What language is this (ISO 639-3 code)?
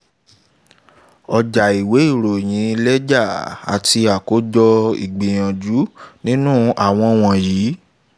yor